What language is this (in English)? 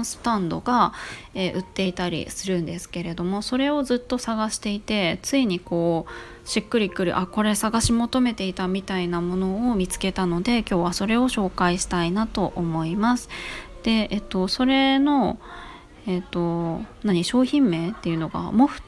Japanese